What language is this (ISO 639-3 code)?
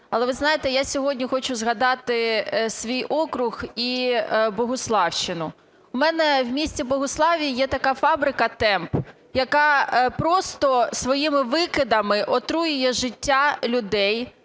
ukr